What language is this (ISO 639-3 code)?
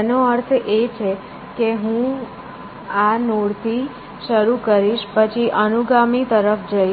guj